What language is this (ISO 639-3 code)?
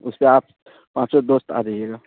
urd